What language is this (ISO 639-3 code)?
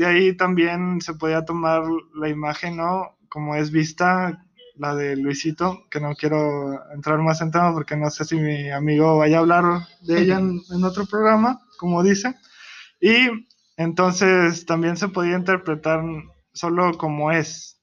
spa